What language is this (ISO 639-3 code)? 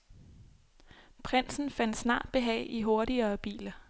dan